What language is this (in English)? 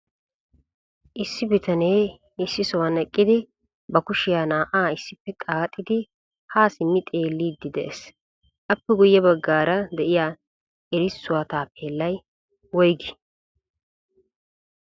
Wolaytta